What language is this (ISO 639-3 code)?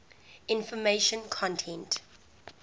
eng